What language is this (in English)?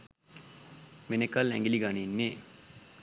Sinhala